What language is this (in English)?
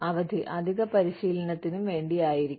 Malayalam